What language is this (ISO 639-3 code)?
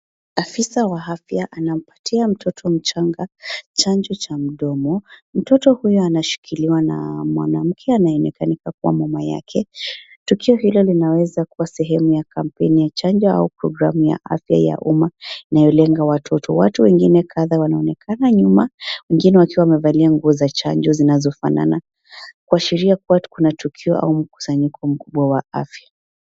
swa